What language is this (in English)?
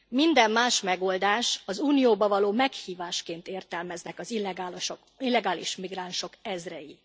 Hungarian